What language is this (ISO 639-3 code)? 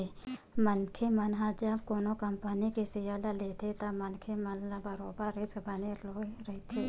hne